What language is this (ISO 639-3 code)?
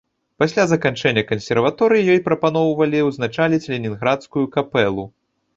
bel